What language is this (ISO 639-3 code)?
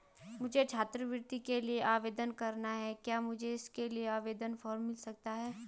hin